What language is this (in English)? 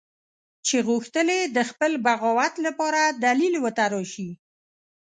Pashto